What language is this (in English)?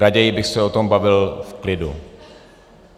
Czech